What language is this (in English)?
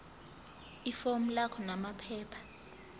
Zulu